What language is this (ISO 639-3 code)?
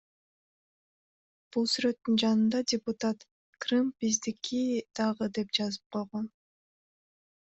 kir